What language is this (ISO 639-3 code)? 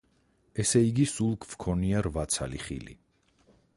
kat